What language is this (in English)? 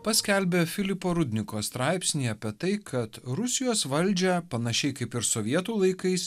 Lithuanian